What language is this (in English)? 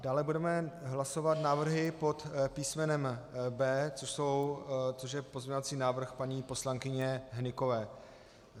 Czech